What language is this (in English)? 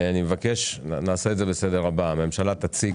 Hebrew